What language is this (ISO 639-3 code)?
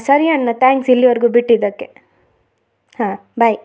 kan